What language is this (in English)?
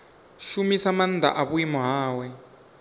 Venda